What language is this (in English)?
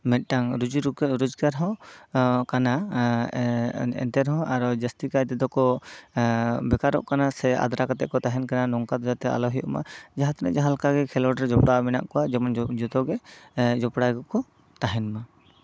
Santali